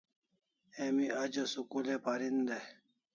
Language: Kalasha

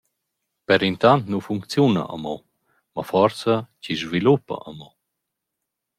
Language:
Romansh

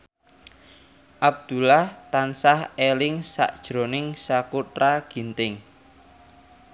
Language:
Javanese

